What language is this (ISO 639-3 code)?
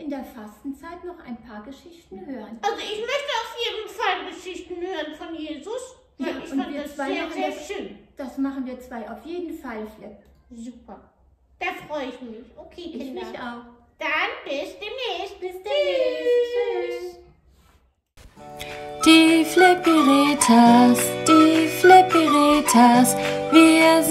deu